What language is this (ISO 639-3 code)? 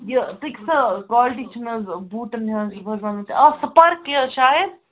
kas